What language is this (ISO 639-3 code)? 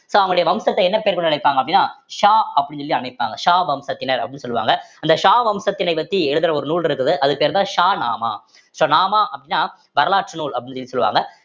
tam